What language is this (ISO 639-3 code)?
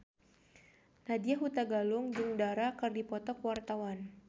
sun